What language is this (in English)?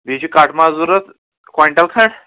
Kashmiri